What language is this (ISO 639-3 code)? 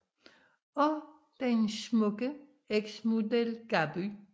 dan